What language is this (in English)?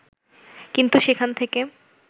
Bangla